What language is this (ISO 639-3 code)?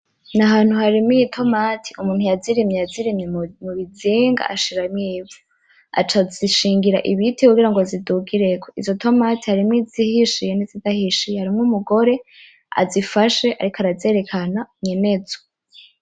run